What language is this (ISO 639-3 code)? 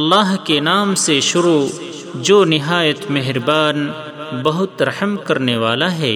urd